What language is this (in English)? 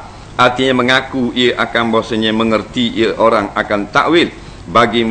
Malay